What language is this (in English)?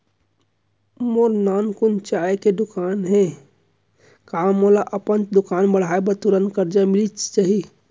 Chhattisgarhi